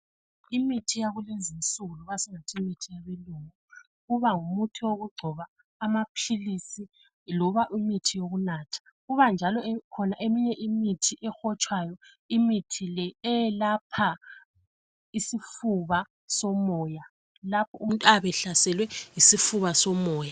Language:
North Ndebele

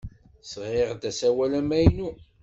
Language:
Kabyle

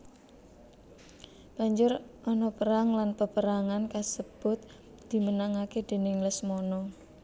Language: Javanese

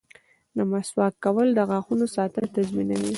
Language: Pashto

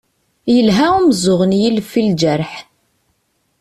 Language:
Kabyle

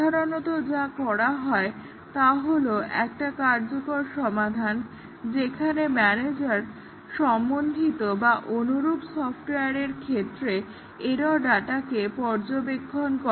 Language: Bangla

